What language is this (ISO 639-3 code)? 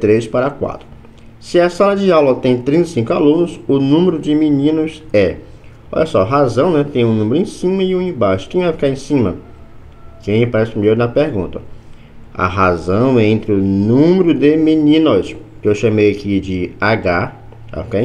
por